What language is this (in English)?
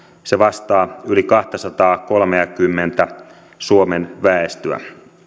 Finnish